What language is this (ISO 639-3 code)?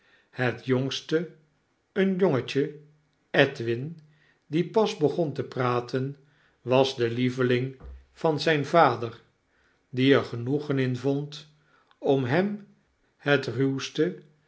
nld